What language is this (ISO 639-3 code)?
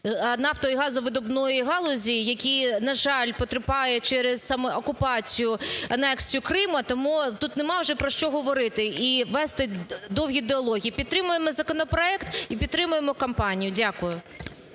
ukr